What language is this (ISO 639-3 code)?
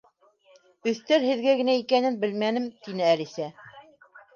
bak